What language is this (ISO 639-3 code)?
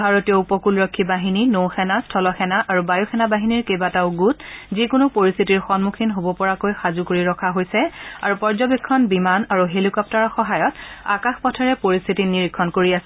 asm